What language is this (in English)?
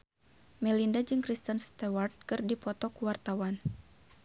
Sundanese